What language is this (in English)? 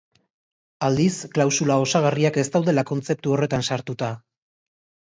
Basque